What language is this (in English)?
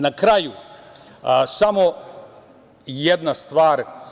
Serbian